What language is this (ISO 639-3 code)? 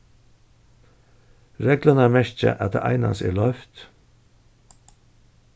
fao